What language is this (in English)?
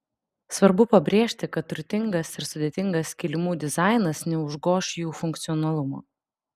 Lithuanian